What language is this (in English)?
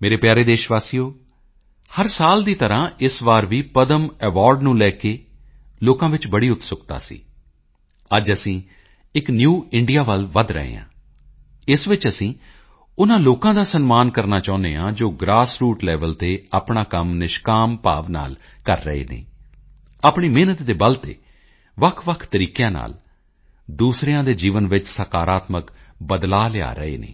Punjabi